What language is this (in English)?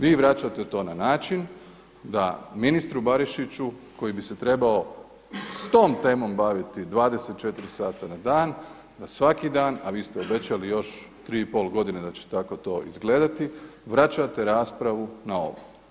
Croatian